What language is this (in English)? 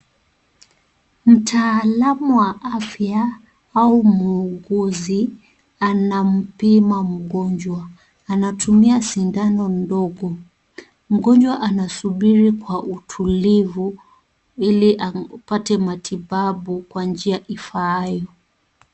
Swahili